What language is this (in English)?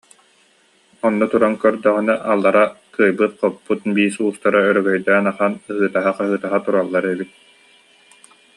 Yakut